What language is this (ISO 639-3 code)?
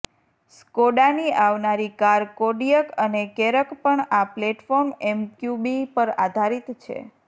guj